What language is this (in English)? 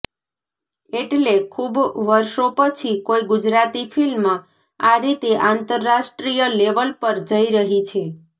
Gujarati